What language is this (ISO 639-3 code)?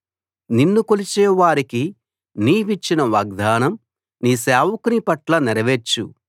tel